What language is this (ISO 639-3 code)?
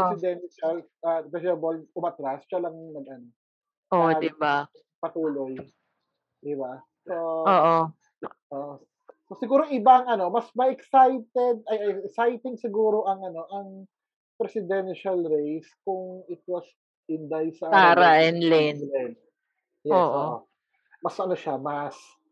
fil